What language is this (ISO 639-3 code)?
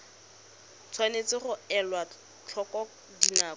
tsn